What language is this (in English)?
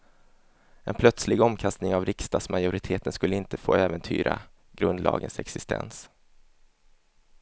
Swedish